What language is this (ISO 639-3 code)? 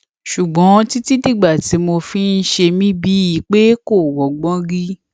yor